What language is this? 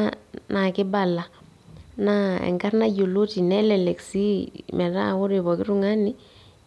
Masai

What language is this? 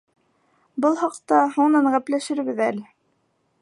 Bashkir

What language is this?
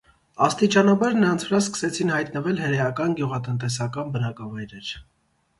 Armenian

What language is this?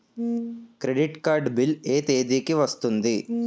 Telugu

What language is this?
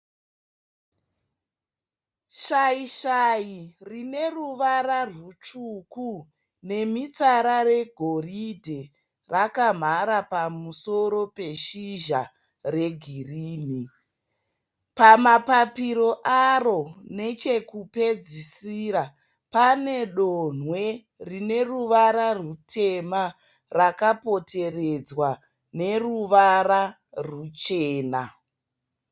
Shona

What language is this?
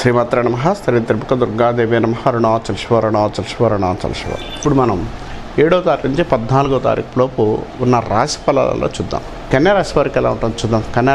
Arabic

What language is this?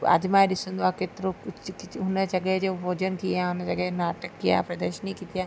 Sindhi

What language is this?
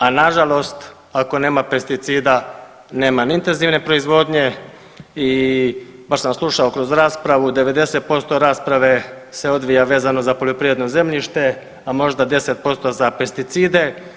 Croatian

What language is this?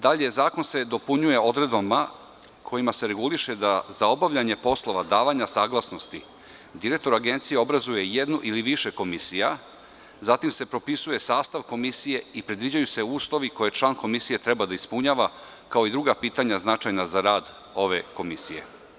Serbian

